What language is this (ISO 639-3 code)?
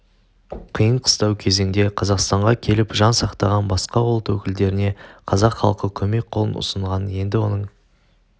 kaz